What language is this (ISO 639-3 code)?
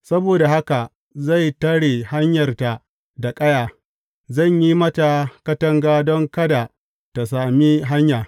hau